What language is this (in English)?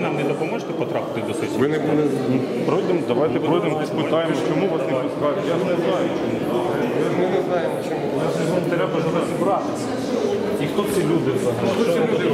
Russian